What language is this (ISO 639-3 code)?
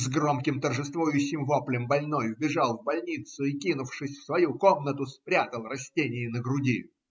rus